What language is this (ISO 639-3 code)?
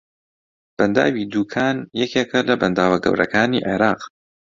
ckb